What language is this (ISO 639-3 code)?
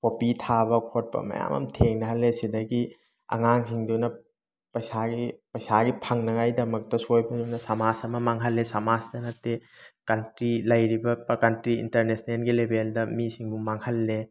mni